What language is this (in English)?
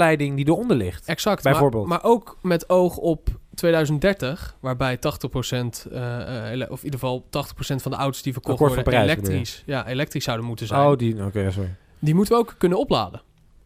Dutch